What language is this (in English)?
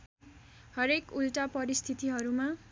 Nepali